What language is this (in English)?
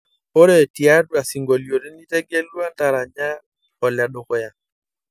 Masai